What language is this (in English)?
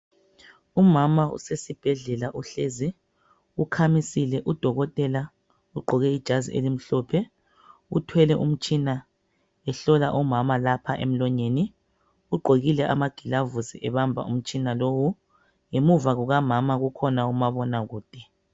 North Ndebele